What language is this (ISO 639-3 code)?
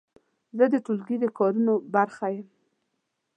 pus